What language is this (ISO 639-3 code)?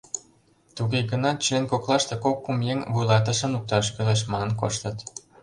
chm